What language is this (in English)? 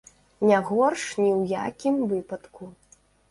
Belarusian